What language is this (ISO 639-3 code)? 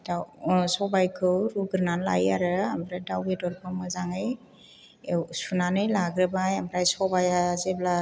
brx